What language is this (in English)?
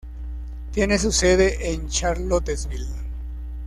Spanish